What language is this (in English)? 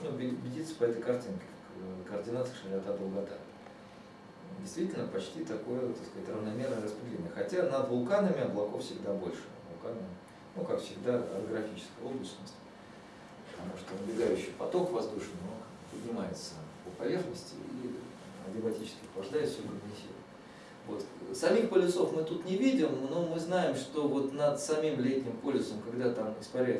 Russian